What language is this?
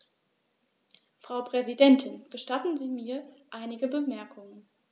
German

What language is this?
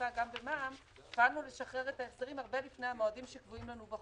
Hebrew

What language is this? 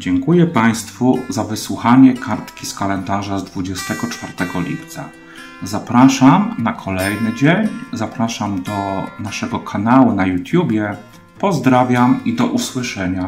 Polish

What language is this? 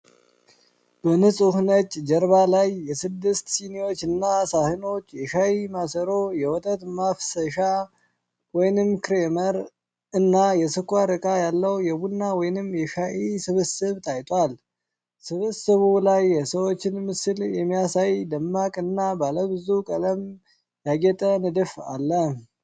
Amharic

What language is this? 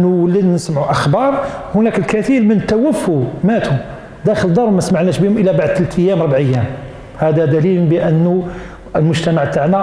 Arabic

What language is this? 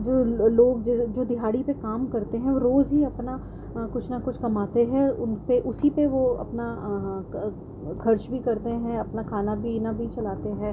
Urdu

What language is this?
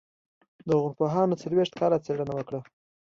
Pashto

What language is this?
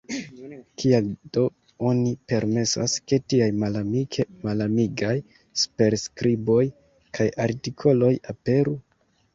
Esperanto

